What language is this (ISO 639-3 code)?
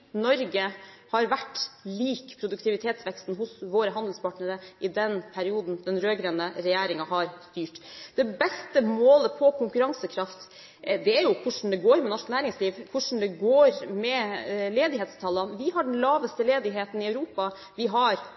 nob